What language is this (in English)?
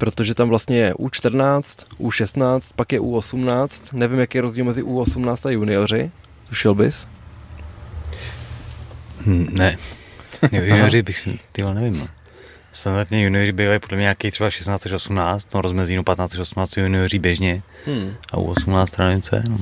Czech